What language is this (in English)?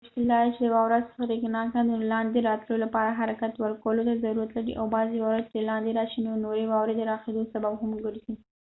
Pashto